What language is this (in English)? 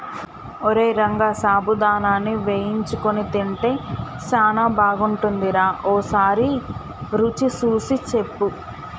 Telugu